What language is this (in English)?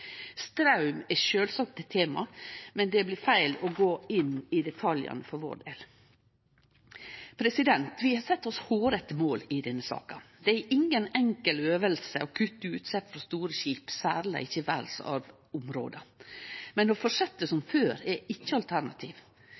Norwegian Nynorsk